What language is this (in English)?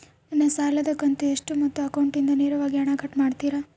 Kannada